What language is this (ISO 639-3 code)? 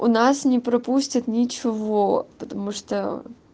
rus